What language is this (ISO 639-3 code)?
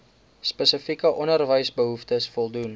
afr